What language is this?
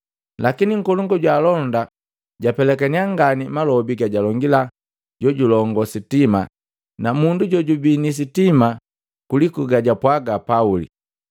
Matengo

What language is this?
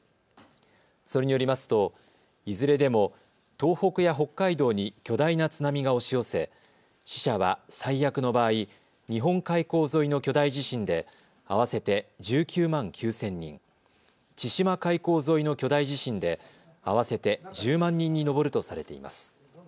Japanese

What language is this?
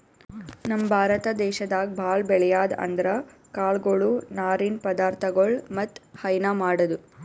Kannada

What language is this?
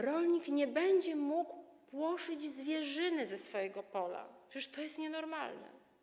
Polish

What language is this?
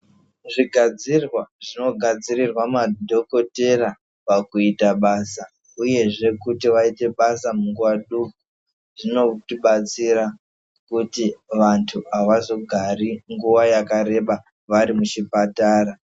Ndau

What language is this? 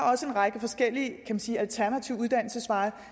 Danish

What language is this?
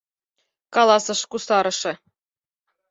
Mari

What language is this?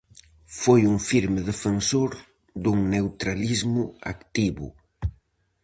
Galician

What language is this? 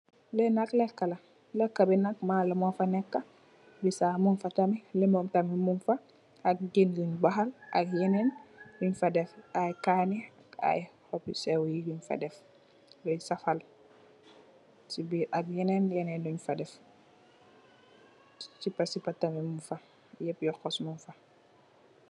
Wolof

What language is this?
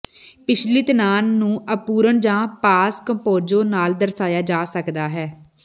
Punjabi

